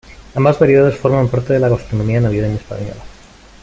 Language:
Spanish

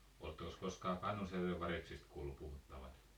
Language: Finnish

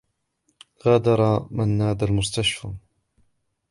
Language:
Arabic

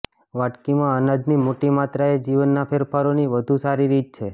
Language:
Gujarati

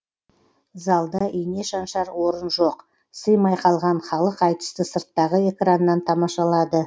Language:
Kazakh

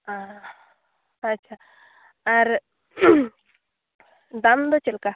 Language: Santali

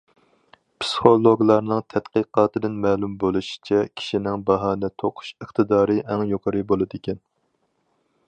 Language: Uyghur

